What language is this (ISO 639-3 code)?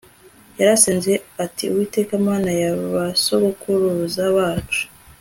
kin